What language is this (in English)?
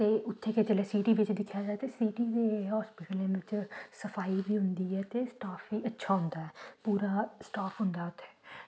Dogri